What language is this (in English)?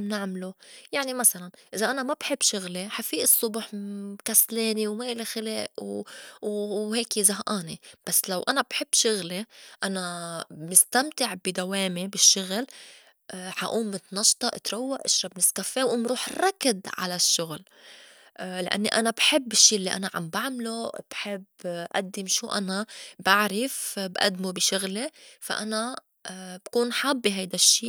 North Levantine Arabic